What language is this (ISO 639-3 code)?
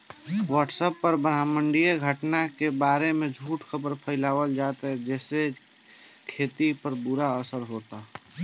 bho